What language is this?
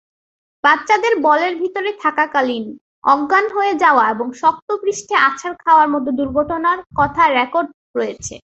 Bangla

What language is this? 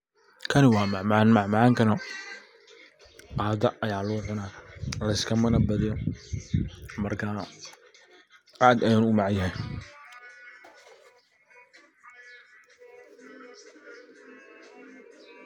Somali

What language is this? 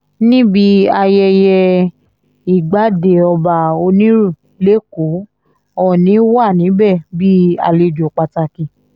Yoruba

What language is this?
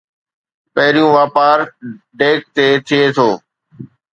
Sindhi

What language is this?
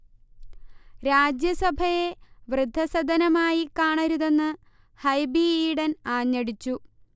Malayalam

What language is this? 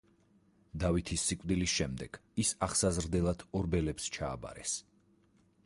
Georgian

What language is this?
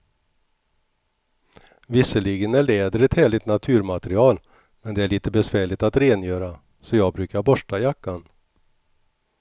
Swedish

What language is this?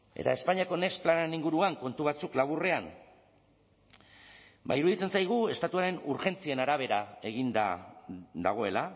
Basque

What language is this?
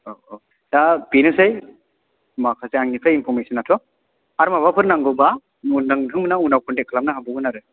Bodo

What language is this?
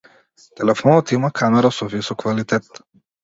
Macedonian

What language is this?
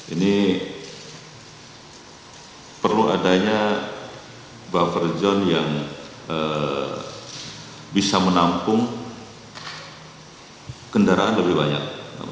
Indonesian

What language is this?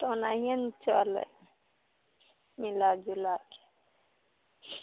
Maithili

